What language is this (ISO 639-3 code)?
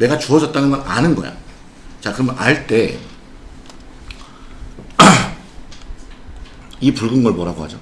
kor